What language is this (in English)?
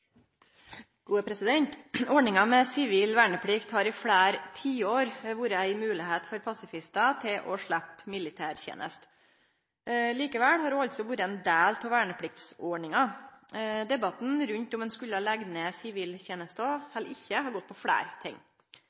Norwegian